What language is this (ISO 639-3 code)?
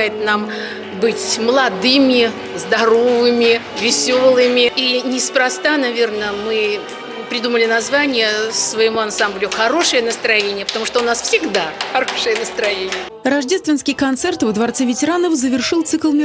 rus